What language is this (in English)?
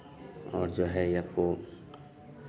Hindi